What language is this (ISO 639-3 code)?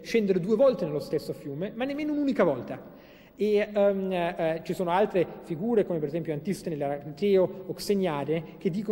ita